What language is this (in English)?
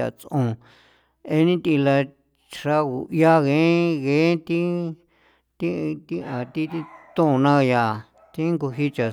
San Felipe Otlaltepec Popoloca